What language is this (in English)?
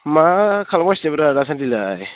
Bodo